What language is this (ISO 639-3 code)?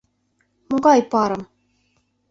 chm